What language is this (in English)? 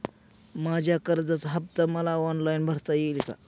Marathi